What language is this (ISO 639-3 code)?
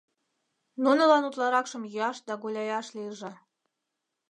chm